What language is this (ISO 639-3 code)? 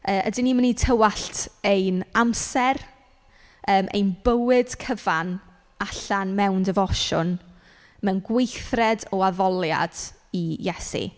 cym